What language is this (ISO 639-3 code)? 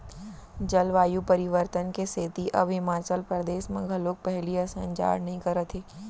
hne